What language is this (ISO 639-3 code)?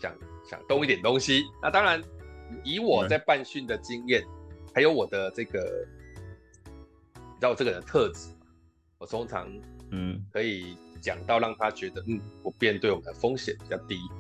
zho